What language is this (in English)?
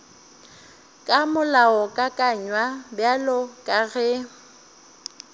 Northern Sotho